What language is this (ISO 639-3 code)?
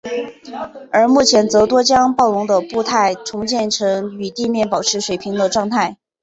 zho